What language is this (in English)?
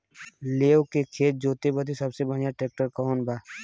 Bhojpuri